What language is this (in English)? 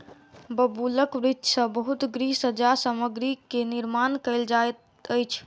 Maithili